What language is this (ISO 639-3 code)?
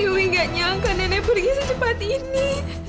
ind